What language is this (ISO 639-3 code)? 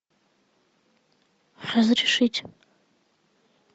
rus